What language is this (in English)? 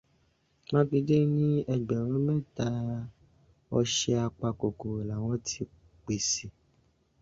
Yoruba